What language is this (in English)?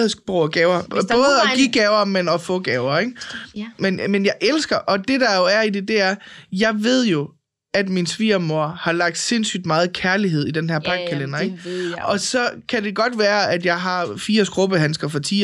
Danish